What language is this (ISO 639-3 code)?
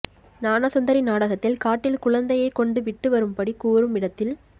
tam